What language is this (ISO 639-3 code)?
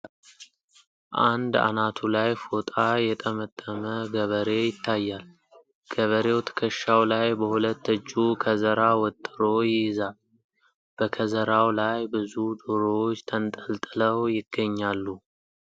amh